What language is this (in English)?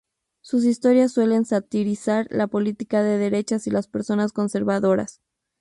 Spanish